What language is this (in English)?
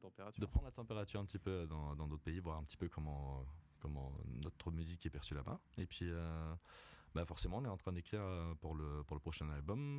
French